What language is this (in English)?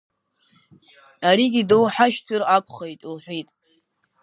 Abkhazian